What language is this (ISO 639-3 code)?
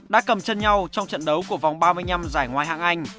vie